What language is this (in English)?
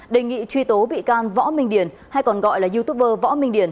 Vietnamese